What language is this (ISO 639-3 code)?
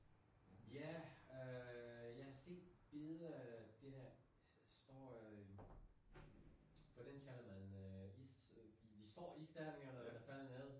dan